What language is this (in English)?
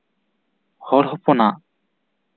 Santali